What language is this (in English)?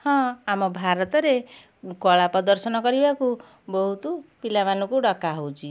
Odia